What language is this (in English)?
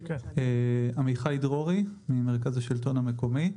Hebrew